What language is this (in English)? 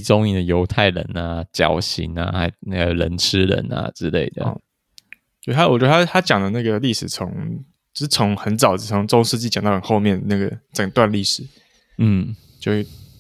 Chinese